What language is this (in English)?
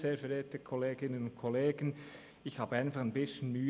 Swiss German